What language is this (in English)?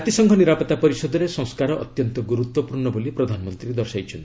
Odia